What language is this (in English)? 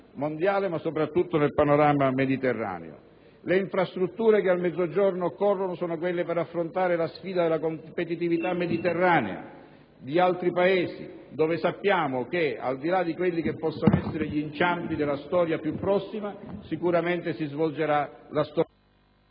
Italian